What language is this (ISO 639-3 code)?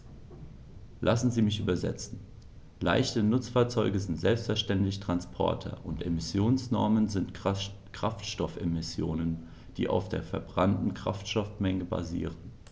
deu